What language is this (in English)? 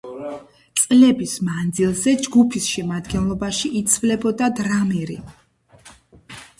Georgian